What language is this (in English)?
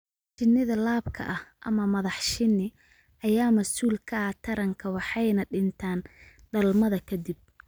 Somali